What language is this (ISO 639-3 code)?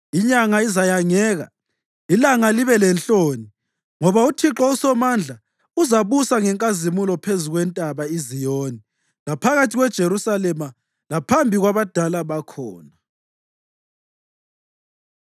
nde